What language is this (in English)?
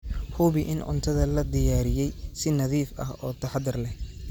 Somali